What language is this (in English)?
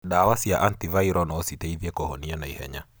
Kikuyu